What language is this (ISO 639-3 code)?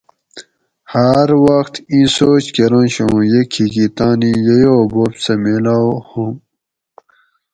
gwc